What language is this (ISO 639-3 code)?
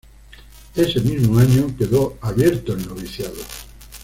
spa